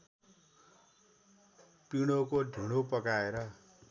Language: Nepali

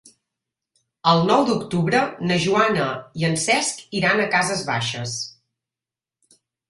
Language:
Catalan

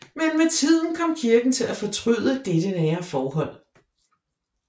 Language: Danish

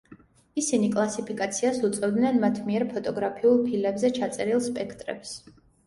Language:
Georgian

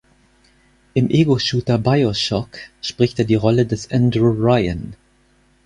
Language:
German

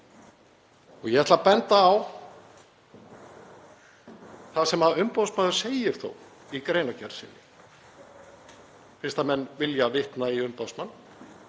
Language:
Icelandic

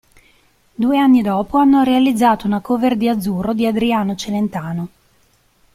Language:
Italian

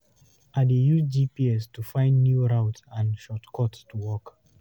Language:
Nigerian Pidgin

